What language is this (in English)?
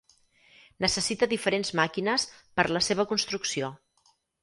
Catalan